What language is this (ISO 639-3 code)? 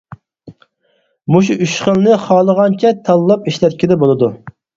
uig